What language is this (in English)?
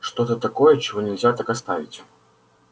Russian